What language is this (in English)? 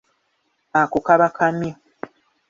Ganda